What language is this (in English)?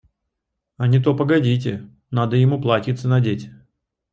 Russian